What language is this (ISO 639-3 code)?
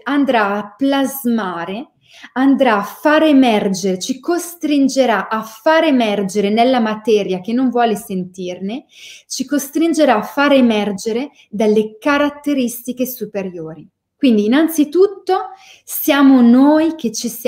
ita